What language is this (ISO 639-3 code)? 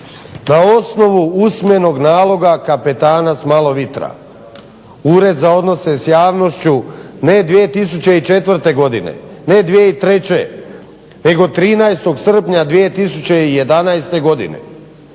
hrv